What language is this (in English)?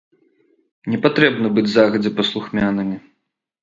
Belarusian